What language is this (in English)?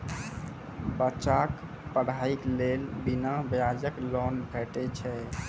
Maithili